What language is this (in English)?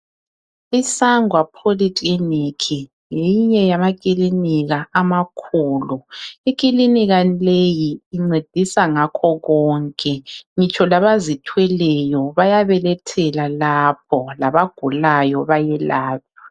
North Ndebele